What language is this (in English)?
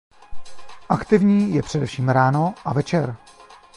Czech